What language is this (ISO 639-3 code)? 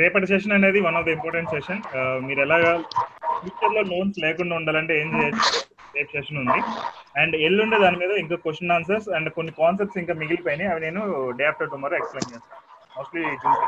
tel